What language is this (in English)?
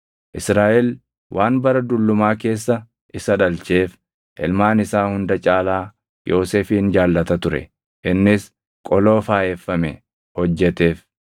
Oromo